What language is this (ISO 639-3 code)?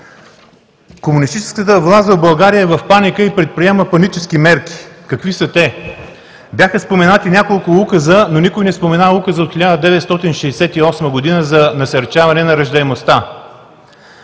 bul